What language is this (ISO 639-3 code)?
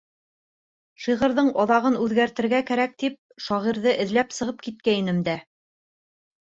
bak